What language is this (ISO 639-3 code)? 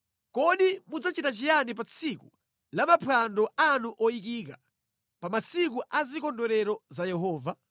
nya